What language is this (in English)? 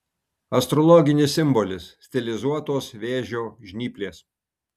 Lithuanian